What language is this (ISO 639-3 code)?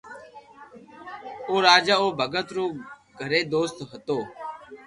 lrk